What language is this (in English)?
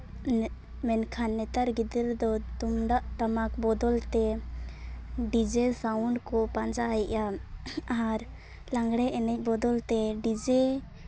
Santali